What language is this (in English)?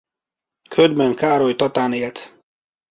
Hungarian